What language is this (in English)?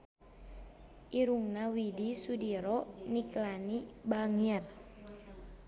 Sundanese